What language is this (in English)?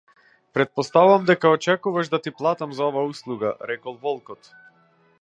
Macedonian